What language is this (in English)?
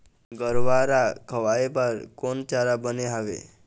Chhattisgarhi